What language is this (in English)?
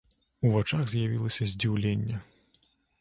Belarusian